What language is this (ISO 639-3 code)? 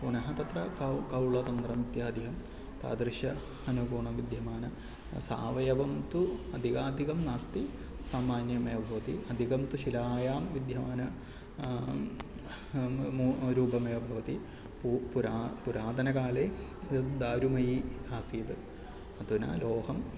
san